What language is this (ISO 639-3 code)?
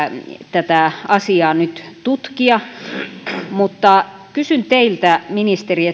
fin